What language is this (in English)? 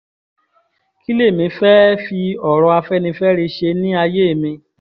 Yoruba